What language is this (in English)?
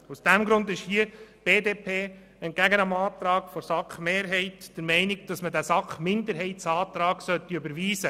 Swiss German